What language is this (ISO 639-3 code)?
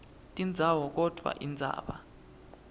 ssw